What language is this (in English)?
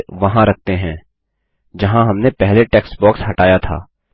Hindi